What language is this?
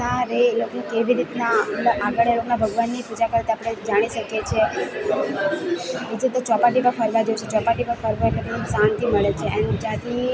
Gujarati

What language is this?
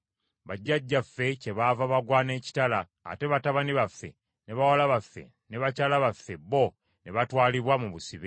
Ganda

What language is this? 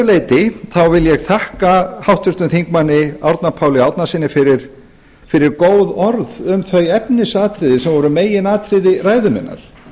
Icelandic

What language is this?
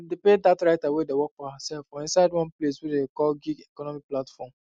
Nigerian Pidgin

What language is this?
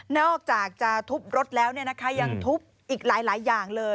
Thai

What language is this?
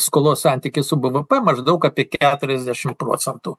Lithuanian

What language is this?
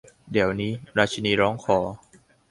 Thai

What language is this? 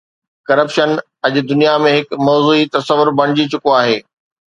Sindhi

